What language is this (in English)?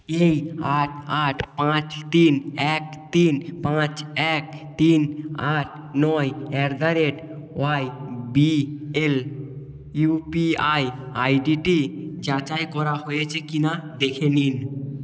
Bangla